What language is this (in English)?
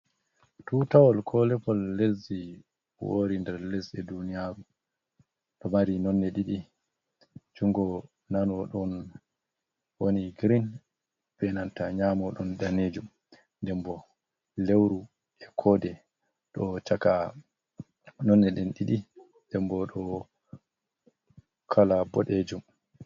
Fula